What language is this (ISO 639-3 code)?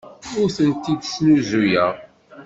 kab